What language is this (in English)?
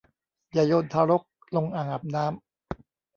Thai